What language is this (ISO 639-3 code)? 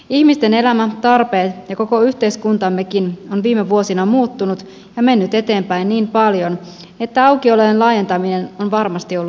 fin